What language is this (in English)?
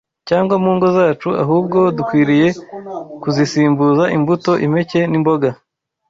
Kinyarwanda